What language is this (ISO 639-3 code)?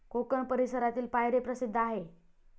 mar